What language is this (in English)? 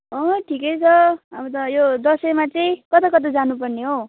Nepali